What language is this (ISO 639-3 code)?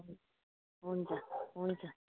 nep